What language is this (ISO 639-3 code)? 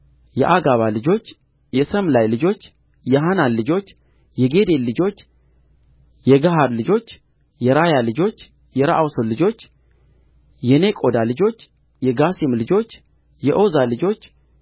amh